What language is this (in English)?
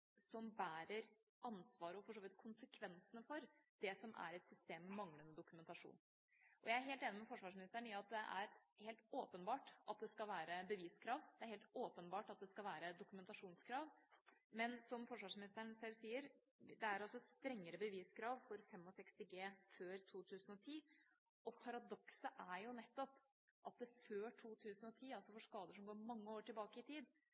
Norwegian Bokmål